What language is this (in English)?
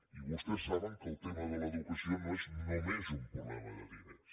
Catalan